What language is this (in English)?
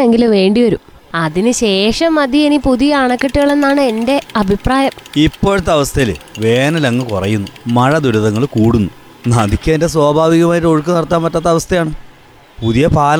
Malayalam